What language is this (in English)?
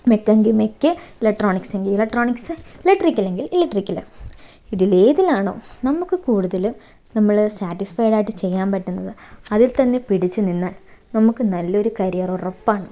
Malayalam